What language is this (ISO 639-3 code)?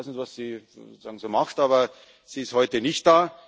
deu